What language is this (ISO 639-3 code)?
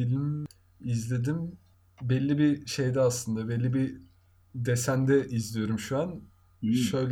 tur